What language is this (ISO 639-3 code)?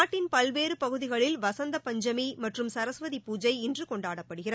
tam